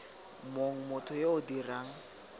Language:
Tswana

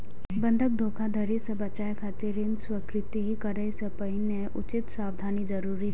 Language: Maithili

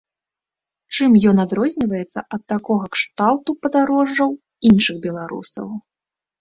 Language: Belarusian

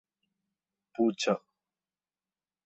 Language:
Malayalam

